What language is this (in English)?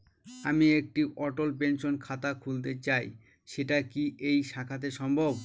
Bangla